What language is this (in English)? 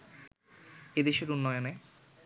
Bangla